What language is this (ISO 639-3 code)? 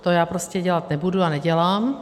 ces